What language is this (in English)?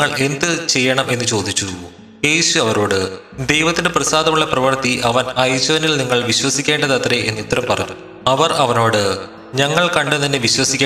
Malayalam